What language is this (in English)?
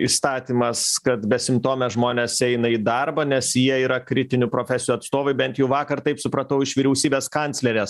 Lithuanian